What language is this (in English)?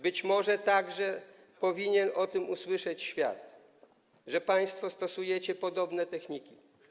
Polish